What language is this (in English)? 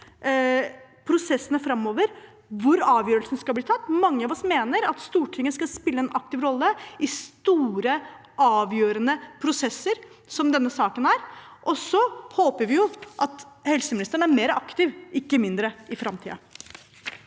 Norwegian